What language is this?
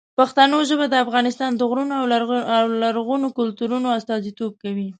Pashto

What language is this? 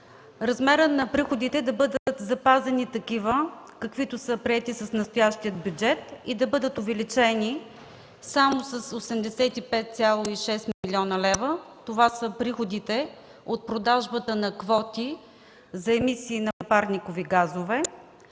Bulgarian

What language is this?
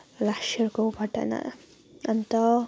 Nepali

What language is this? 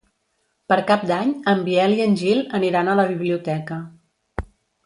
Catalan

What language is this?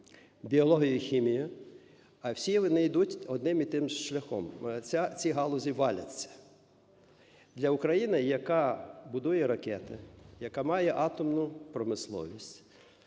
Ukrainian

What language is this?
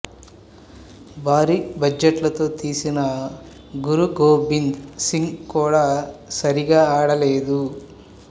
Telugu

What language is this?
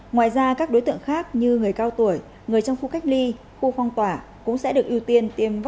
Vietnamese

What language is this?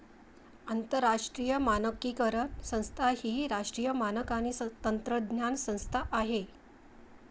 Marathi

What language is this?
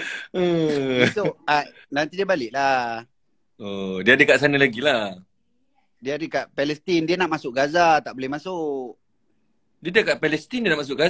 Malay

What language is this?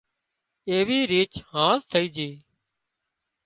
Wadiyara Koli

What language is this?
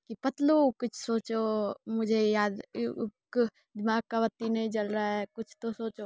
Maithili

